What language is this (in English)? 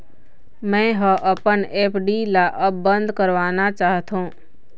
Chhattisgarhi